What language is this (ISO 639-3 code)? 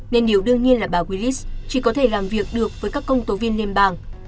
vie